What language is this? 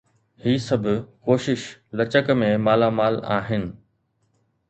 Sindhi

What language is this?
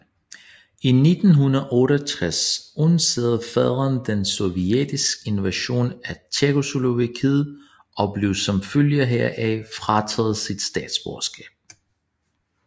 Danish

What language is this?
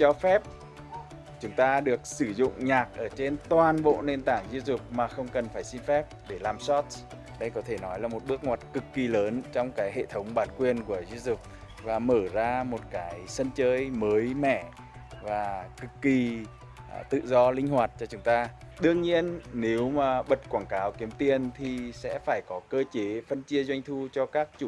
Vietnamese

